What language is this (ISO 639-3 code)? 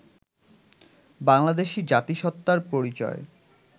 ben